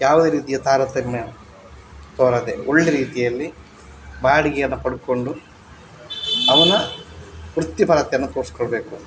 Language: Kannada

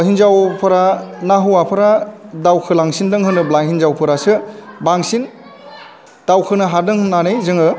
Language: Bodo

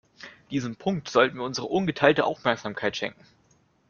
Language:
German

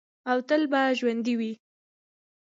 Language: Pashto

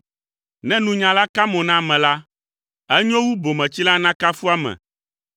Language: Ewe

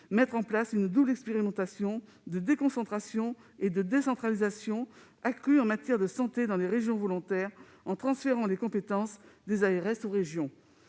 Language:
French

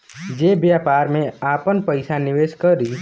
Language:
Bhojpuri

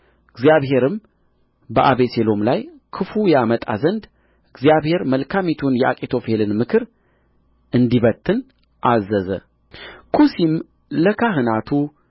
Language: Amharic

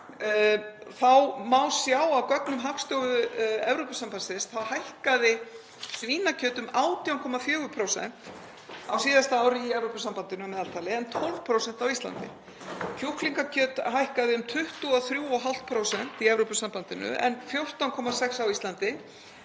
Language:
Icelandic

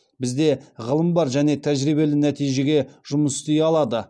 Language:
Kazakh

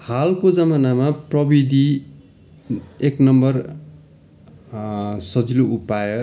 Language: Nepali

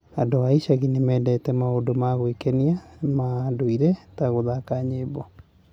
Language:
Kikuyu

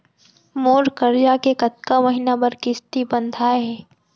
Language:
Chhattisgarhi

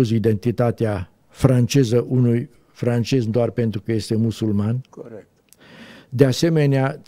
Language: Romanian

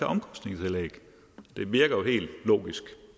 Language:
Danish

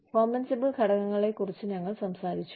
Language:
Malayalam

